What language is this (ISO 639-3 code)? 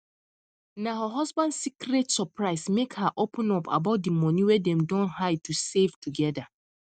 pcm